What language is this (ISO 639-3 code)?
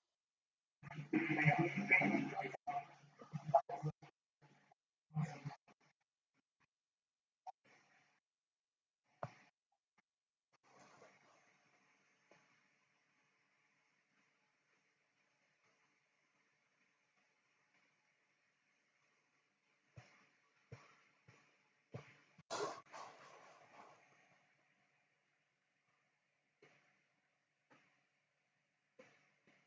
lin